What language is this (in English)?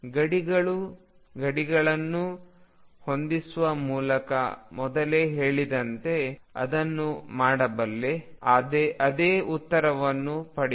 Kannada